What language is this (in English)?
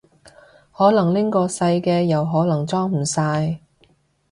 Cantonese